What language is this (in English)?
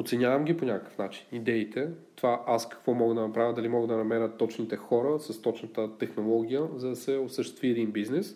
Bulgarian